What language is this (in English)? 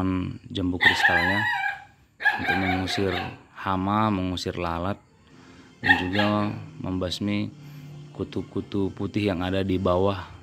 Indonesian